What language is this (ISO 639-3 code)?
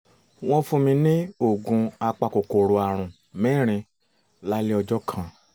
yor